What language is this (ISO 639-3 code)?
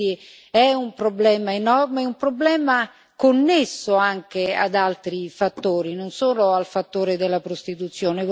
ita